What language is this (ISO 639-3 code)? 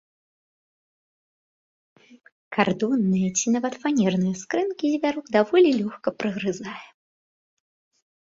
bel